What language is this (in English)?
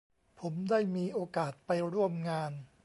Thai